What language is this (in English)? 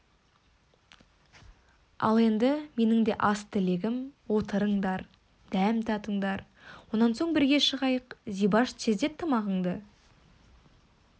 Kazakh